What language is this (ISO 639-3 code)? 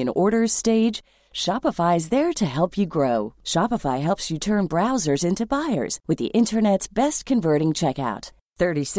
fil